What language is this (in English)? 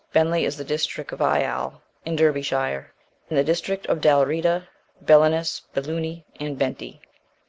English